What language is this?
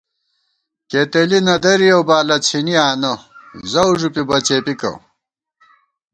Gawar-Bati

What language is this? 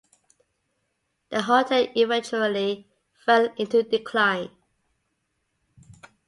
English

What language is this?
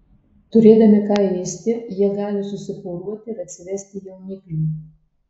Lithuanian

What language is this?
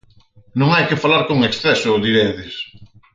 Galician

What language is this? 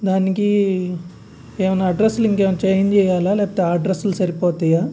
Telugu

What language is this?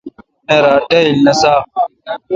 Kalkoti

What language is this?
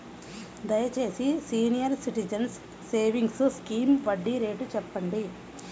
Telugu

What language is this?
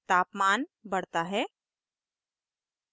Hindi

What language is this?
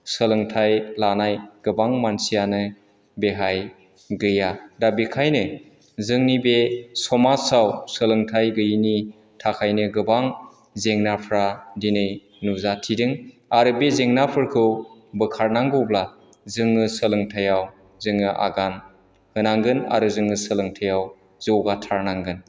Bodo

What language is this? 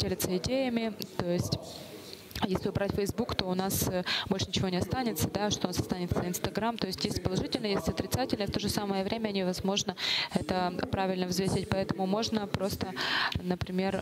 Russian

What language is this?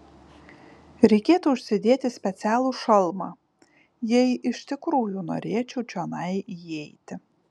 Lithuanian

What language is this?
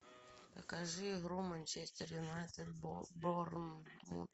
Russian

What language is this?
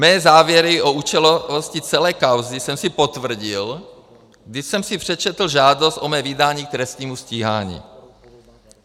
Czech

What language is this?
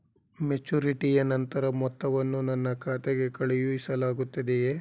Kannada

